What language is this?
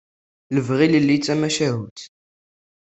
Kabyle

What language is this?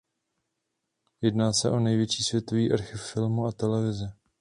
Czech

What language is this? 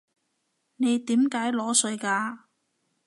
Cantonese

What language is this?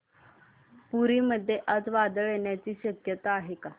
Marathi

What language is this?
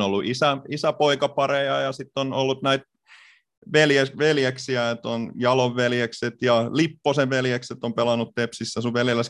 Finnish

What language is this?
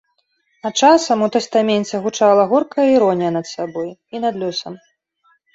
Belarusian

